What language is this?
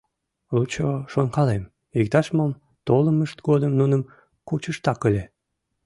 Mari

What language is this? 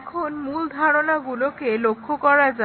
Bangla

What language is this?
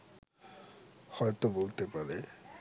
Bangla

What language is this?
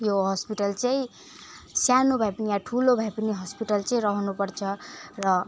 Nepali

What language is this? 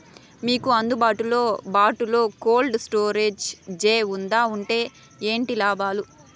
Telugu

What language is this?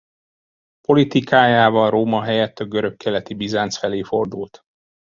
Hungarian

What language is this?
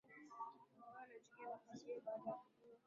Swahili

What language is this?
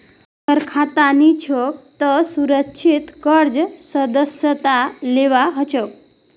Magahi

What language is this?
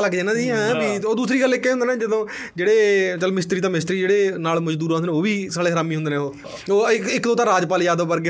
Punjabi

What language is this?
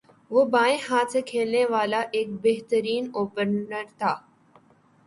Urdu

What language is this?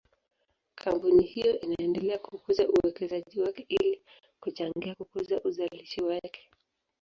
Swahili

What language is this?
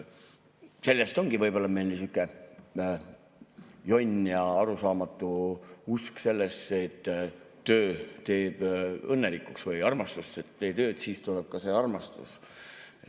Estonian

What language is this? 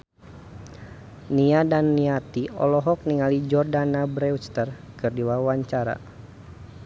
Sundanese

